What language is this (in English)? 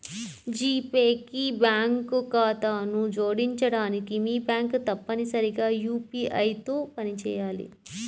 Telugu